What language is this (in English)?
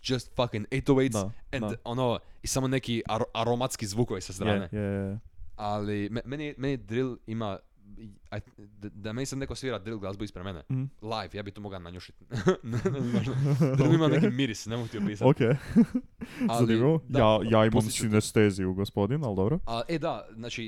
Croatian